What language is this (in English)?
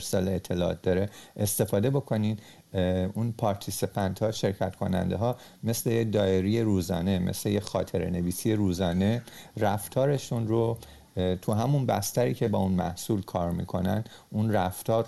Persian